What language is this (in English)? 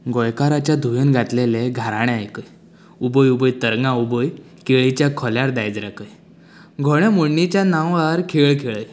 Konkani